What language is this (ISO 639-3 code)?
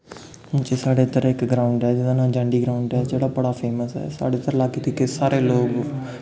doi